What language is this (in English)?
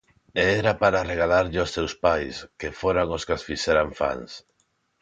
Galician